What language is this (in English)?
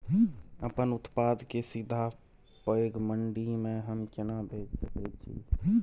Maithili